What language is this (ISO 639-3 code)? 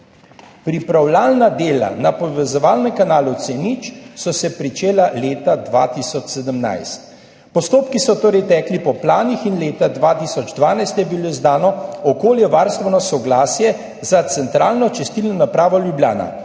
slv